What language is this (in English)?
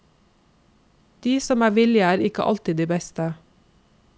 Norwegian